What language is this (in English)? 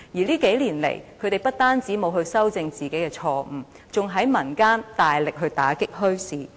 Cantonese